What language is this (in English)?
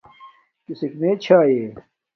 Domaaki